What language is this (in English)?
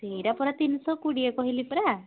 Odia